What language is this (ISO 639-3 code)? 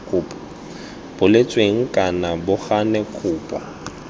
tsn